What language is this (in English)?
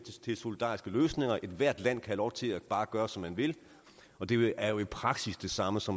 Danish